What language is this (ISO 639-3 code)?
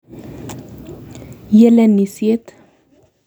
kln